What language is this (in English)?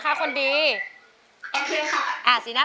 Thai